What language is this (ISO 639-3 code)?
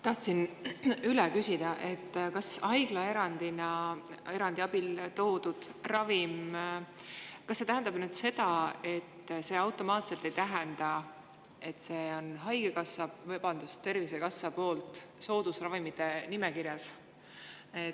est